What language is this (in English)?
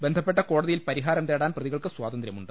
Malayalam